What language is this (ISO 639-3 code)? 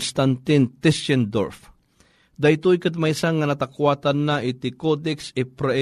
fil